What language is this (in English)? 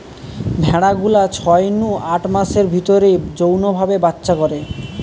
Bangla